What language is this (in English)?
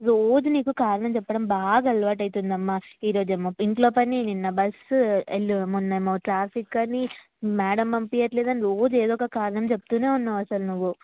Telugu